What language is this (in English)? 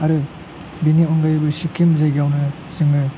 Bodo